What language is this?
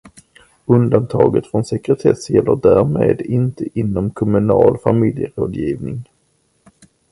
Swedish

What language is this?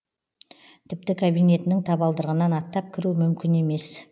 Kazakh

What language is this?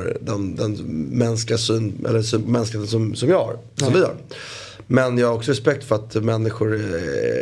Swedish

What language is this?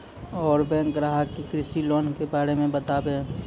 Maithili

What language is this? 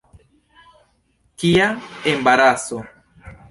Esperanto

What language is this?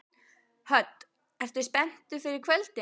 Icelandic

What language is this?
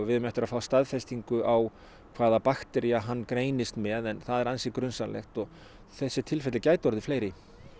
Icelandic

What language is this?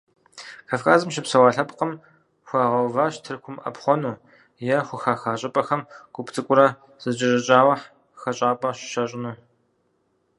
Kabardian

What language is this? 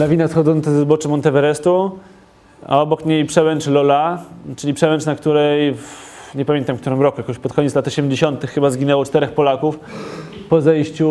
Polish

